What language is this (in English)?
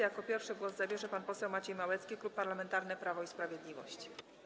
Polish